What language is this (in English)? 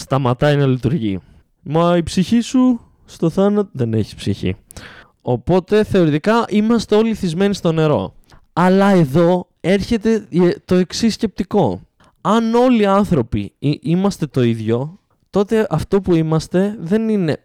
Greek